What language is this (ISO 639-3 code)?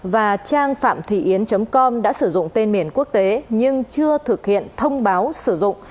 vie